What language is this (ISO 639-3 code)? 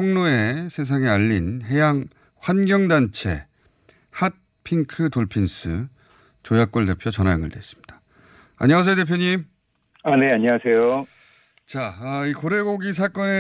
kor